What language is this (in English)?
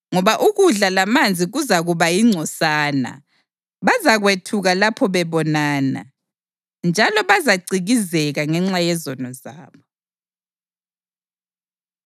North Ndebele